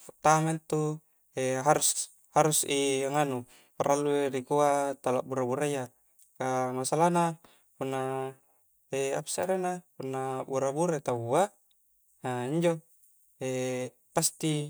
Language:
Coastal Konjo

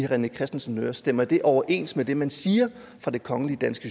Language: Danish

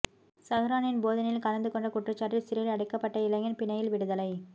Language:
Tamil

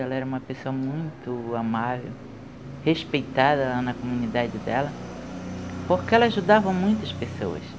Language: Portuguese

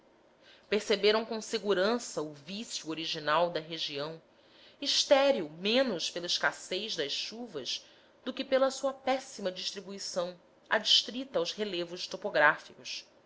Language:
Portuguese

